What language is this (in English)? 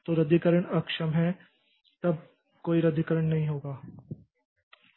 Hindi